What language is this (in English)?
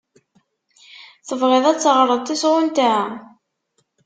Kabyle